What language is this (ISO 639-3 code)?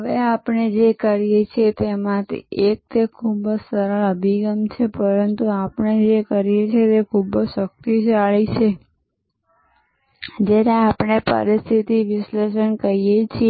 guj